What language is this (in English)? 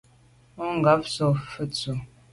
Medumba